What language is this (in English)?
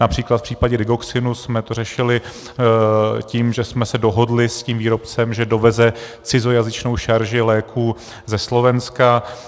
Czech